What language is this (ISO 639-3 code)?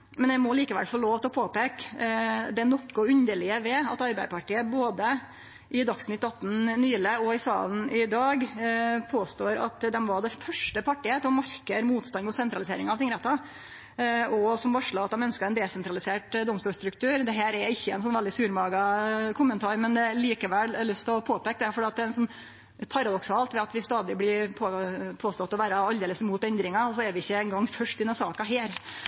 nno